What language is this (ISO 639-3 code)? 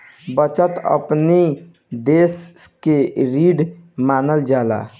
bho